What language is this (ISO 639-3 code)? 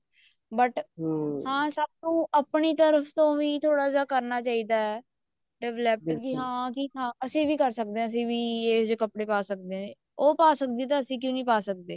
pan